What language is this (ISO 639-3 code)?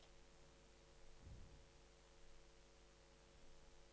nor